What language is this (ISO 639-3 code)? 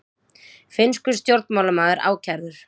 isl